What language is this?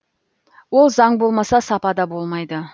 Kazakh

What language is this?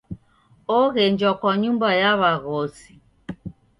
Taita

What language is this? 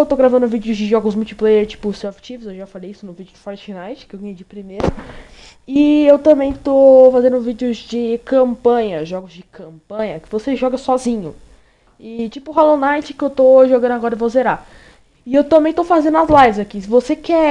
Portuguese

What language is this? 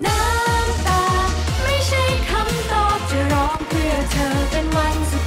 Thai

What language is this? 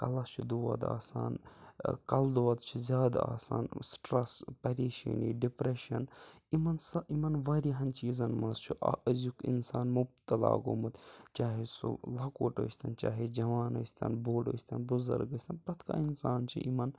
Kashmiri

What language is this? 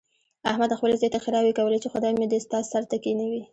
Pashto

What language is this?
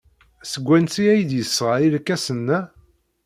Kabyle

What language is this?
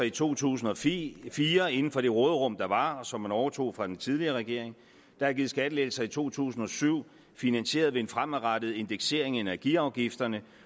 Danish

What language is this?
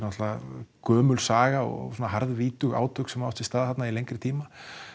Icelandic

